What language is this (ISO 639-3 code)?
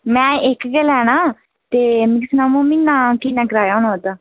doi